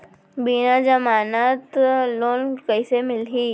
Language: Chhattisgarhi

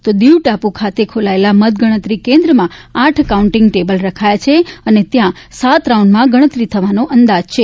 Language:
Gujarati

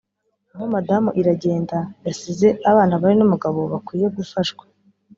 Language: Kinyarwanda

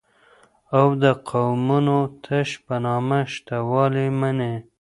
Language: Pashto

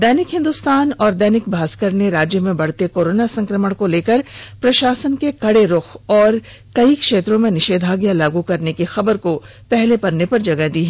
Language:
Hindi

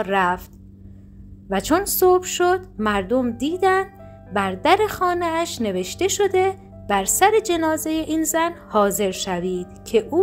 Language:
Persian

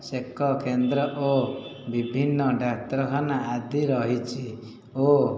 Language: Odia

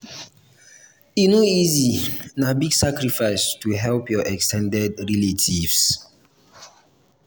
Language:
Nigerian Pidgin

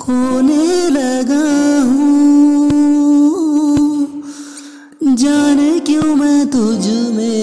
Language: Hindi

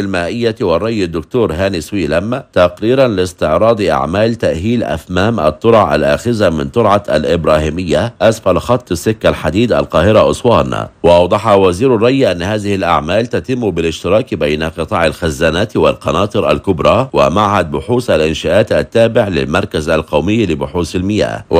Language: Arabic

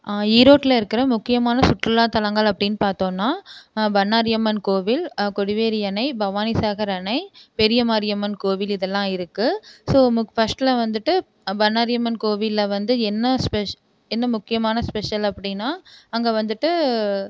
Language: Tamil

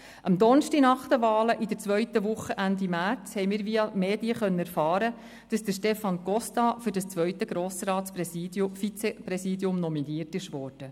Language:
Swiss German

